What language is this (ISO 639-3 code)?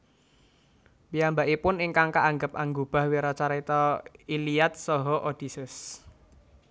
jav